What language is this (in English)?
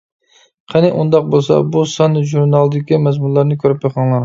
Uyghur